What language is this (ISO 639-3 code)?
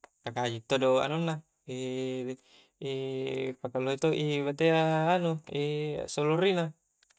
kjc